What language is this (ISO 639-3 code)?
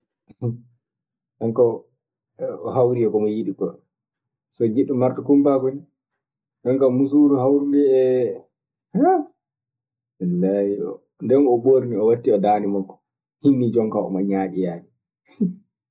ffm